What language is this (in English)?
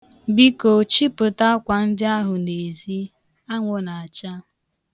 Igbo